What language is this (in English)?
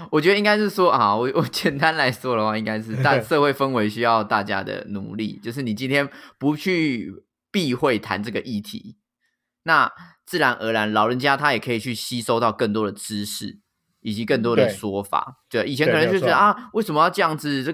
Chinese